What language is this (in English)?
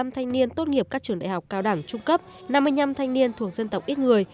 Vietnamese